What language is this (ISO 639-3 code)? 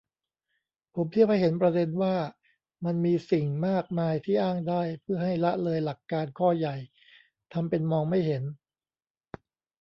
tha